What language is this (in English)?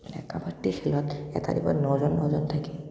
Assamese